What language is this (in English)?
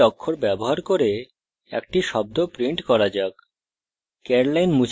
Bangla